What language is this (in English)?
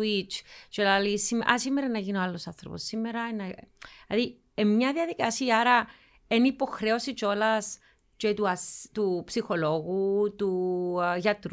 Greek